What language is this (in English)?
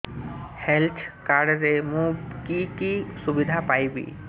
Odia